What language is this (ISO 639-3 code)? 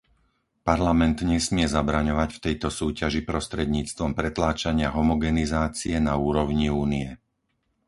slk